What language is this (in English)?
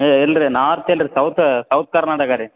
Kannada